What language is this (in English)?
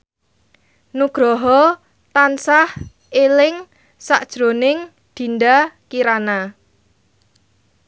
Javanese